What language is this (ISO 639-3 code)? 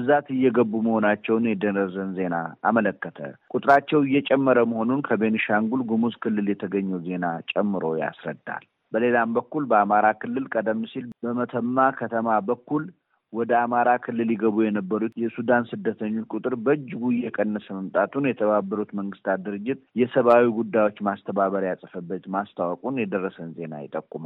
amh